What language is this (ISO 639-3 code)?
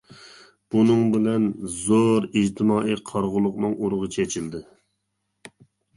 uig